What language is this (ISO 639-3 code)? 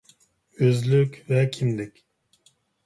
uig